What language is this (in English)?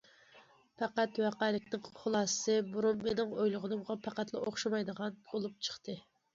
Uyghur